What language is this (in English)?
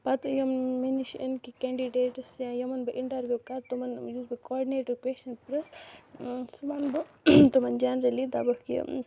Kashmiri